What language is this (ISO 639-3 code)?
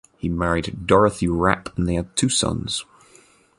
eng